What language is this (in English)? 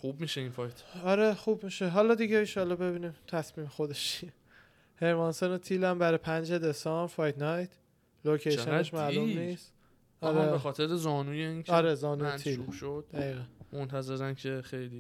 Persian